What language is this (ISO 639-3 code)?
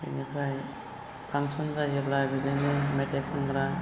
brx